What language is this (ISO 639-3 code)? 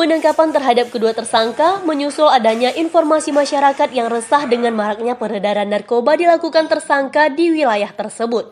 ind